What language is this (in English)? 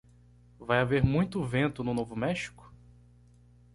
Portuguese